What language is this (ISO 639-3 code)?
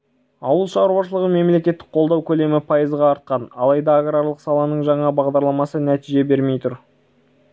kaz